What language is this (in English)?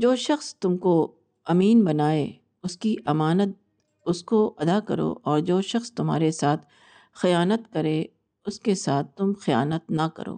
Urdu